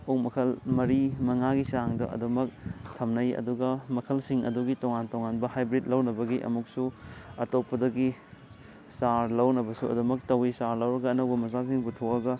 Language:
Manipuri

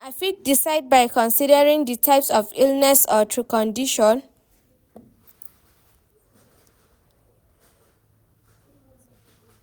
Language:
Nigerian Pidgin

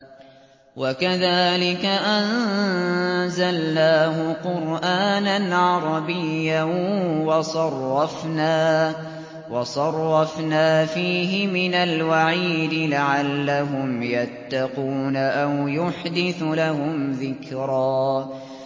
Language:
Arabic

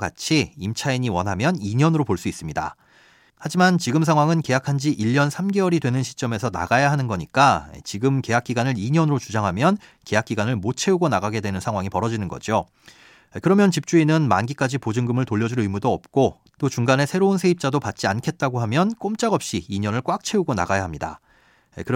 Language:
Korean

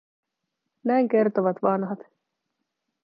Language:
Finnish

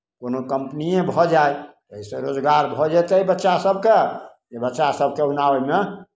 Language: Maithili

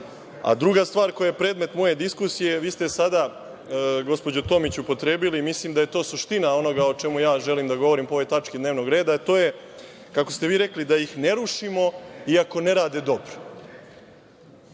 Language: Serbian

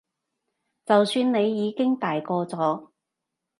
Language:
Cantonese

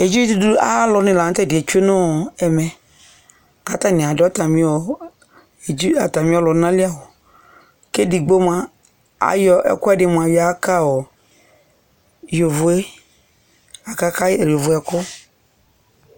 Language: Ikposo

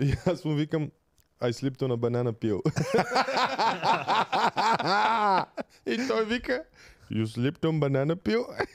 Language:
Bulgarian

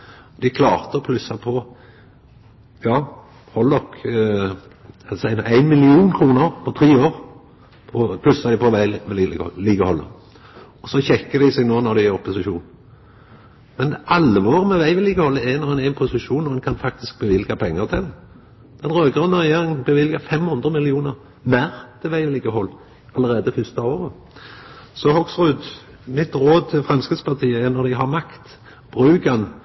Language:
Norwegian Nynorsk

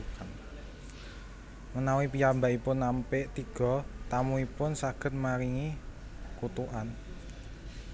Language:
Javanese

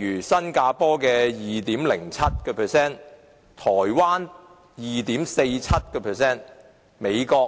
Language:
Cantonese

